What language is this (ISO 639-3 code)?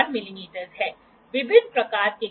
hin